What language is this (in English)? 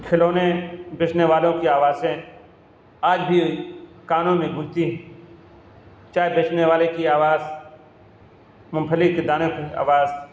Urdu